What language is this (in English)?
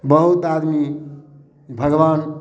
Maithili